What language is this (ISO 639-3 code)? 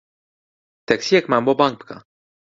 ckb